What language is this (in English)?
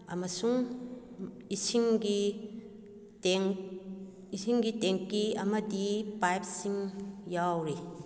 Manipuri